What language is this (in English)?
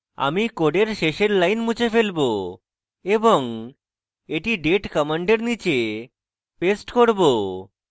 Bangla